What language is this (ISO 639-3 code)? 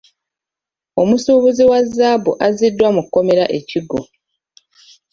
lug